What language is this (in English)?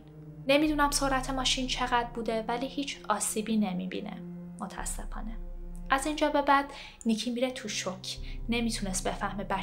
Persian